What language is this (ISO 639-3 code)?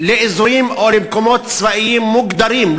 heb